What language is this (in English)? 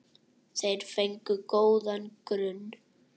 Icelandic